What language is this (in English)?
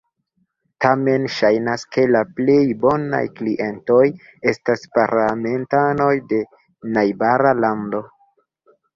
Esperanto